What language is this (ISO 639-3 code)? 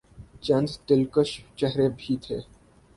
urd